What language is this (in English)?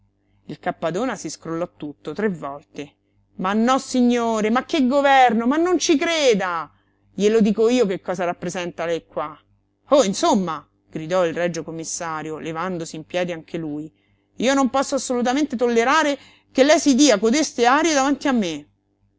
Italian